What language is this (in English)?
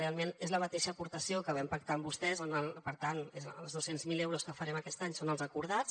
Catalan